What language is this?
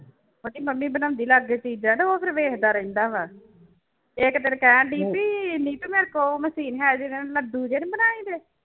Punjabi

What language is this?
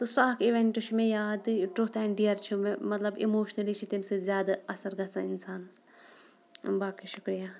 Kashmiri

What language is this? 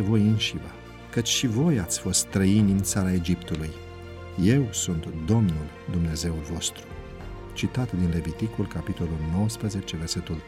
Romanian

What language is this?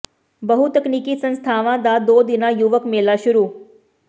Punjabi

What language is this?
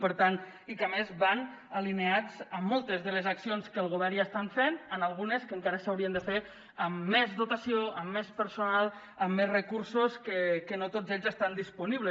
Catalan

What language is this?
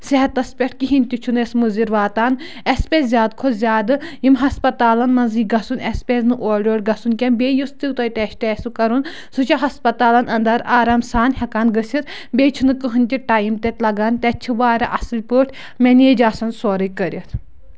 Kashmiri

